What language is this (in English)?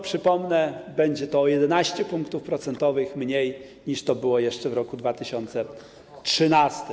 Polish